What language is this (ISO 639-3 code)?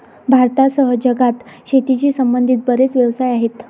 mar